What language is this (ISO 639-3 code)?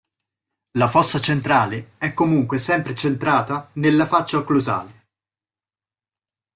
ita